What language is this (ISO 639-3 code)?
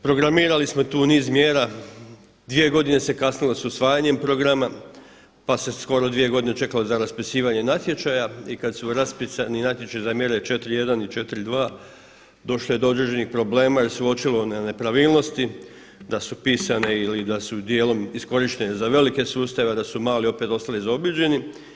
hrv